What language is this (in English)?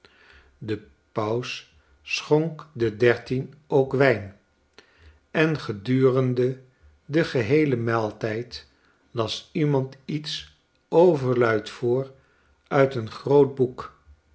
Dutch